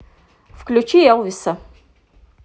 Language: Russian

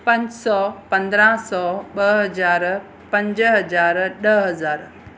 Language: Sindhi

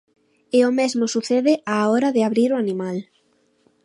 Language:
Galician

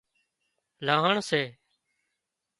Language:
Wadiyara Koli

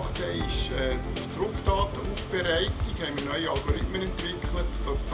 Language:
German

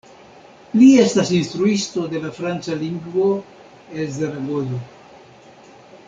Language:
Esperanto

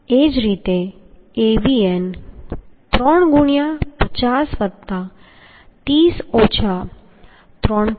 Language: Gujarati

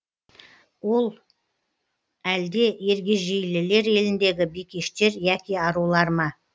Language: Kazakh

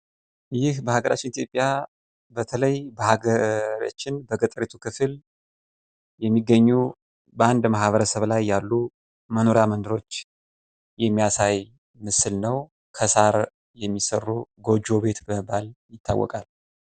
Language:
Amharic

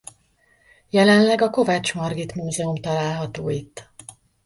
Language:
Hungarian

